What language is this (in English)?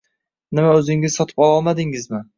Uzbek